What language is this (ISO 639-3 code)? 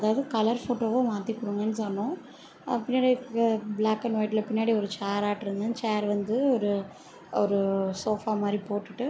tam